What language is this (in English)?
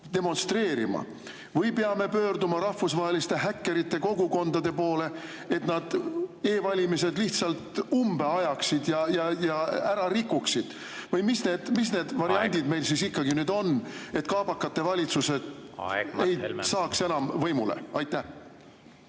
Estonian